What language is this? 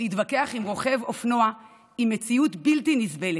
Hebrew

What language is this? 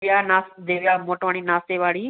Sindhi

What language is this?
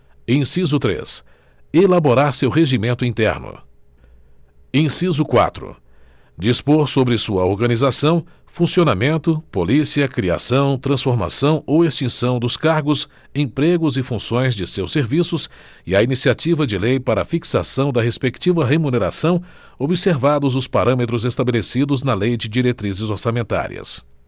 Portuguese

